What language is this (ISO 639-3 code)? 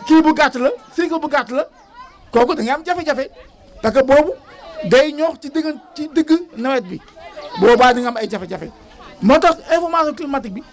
wol